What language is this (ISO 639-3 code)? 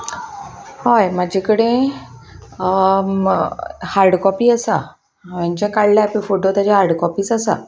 kok